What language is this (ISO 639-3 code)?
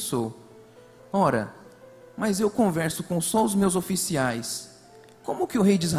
por